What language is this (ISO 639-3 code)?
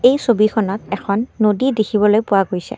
asm